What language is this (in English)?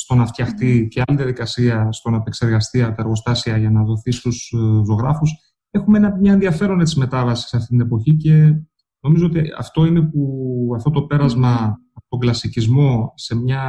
Greek